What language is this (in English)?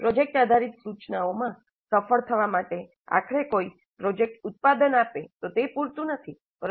Gujarati